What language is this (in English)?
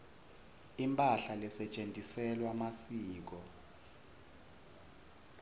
Swati